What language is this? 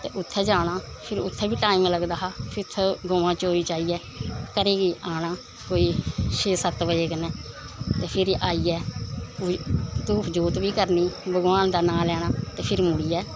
Dogri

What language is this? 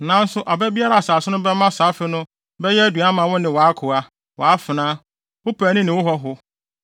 Akan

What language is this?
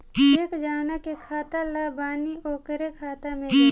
Bhojpuri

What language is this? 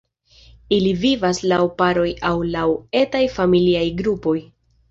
Esperanto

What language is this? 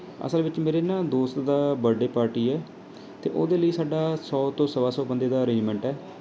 Punjabi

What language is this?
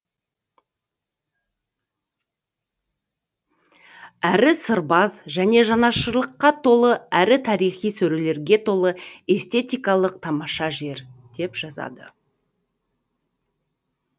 Kazakh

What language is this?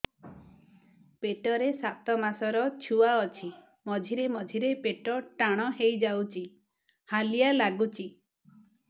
Odia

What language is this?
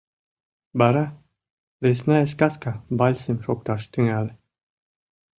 Mari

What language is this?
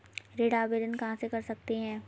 Hindi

